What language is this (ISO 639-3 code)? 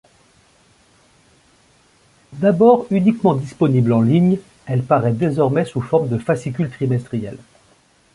fra